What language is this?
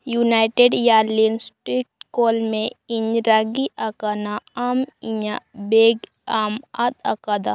Santali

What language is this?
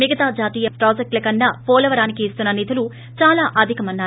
Telugu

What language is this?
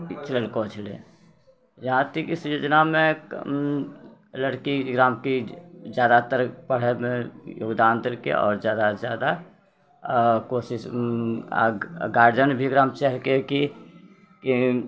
Maithili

